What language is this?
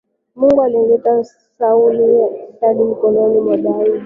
Swahili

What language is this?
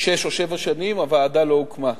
Hebrew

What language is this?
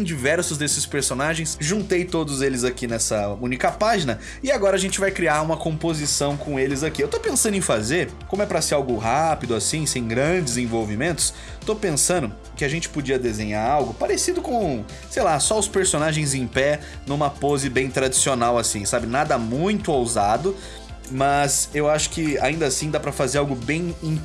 Portuguese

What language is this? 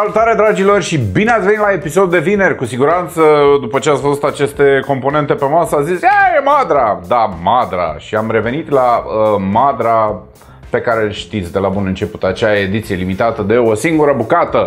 Romanian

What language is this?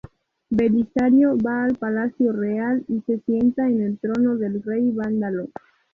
Spanish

